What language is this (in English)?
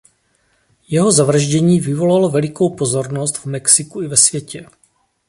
Czech